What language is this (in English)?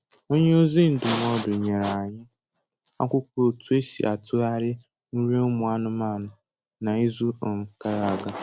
Igbo